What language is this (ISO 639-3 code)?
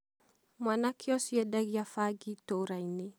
kik